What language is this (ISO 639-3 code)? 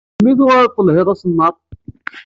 kab